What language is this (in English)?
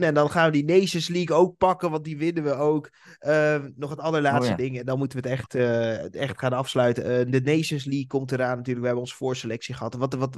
Dutch